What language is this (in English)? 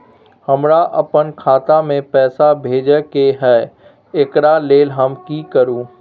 Maithili